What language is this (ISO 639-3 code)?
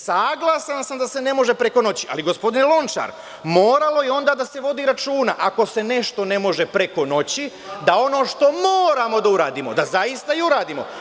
srp